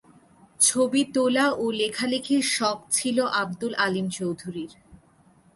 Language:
Bangla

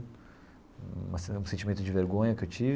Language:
Portuguese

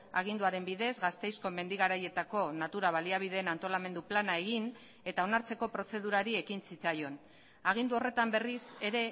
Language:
Basque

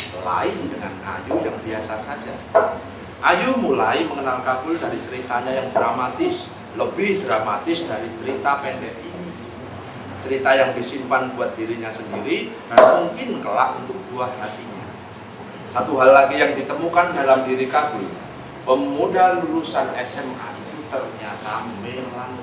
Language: Indonesian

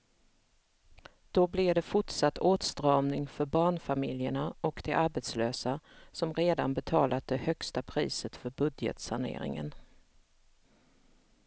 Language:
Swedish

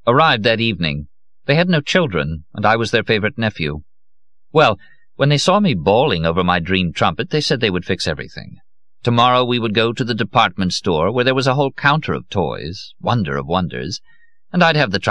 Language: English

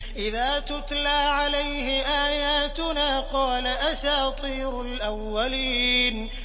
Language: Arabic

